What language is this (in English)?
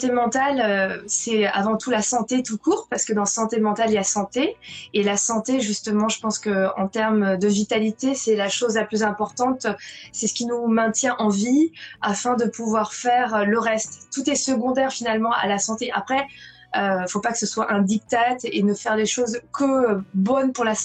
French